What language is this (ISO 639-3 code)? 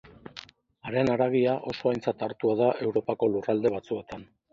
eus